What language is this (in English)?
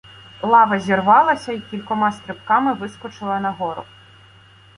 Ukrainian